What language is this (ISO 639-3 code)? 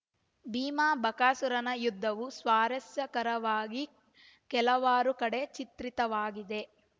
kan